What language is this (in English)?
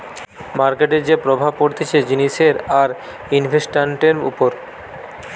Bangla